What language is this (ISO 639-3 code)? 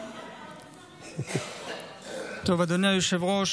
heb